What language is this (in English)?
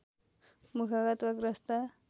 Nepali